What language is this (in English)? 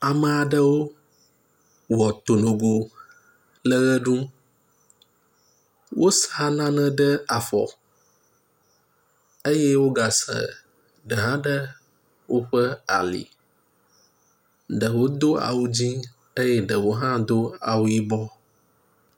Ewe